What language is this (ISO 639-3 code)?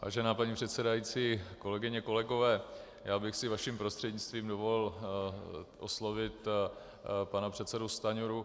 ces